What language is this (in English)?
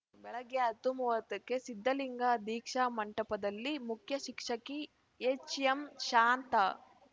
Kannada